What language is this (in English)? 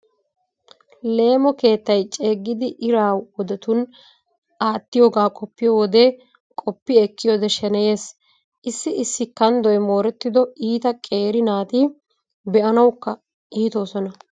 Wolaytta